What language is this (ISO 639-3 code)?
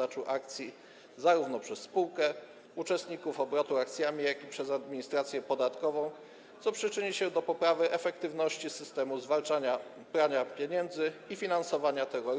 pol